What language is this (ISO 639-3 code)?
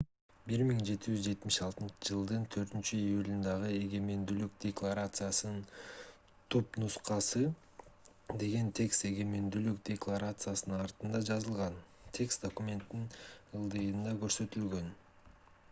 kir